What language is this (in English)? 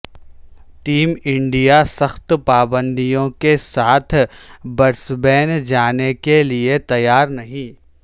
Urdu